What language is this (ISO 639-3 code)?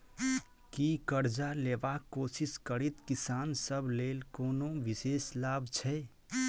mai